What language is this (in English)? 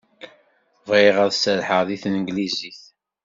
Kabyle